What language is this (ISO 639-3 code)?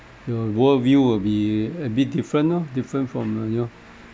eng